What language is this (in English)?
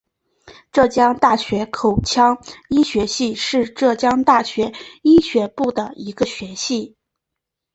Chinese